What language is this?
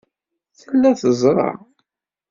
Kabyle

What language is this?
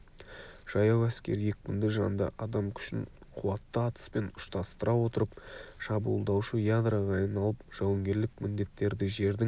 Kazakh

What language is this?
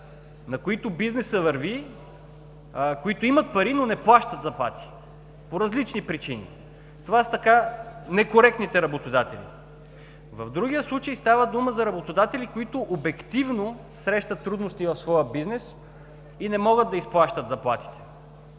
Bulgarian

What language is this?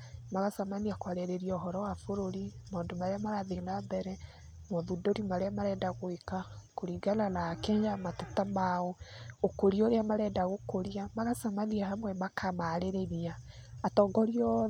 Kikuyu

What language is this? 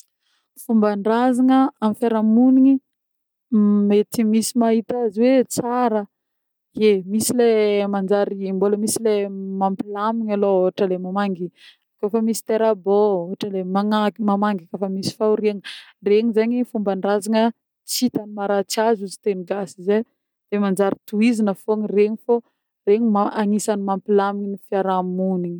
Northern Betsimisaraka Malagasy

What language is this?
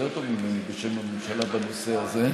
Hebrew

